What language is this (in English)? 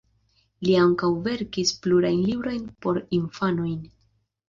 Esperanto